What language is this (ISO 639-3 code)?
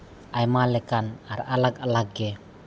sat